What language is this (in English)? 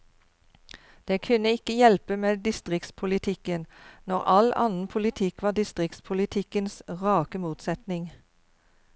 Norwegian